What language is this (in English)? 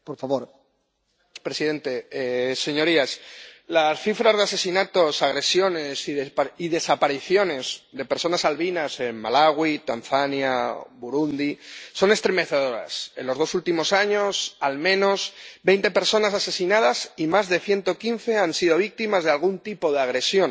Spanish